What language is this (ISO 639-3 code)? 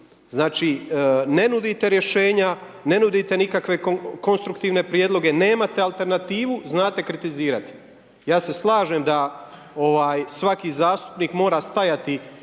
hrv